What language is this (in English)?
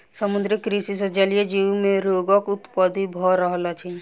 Maithili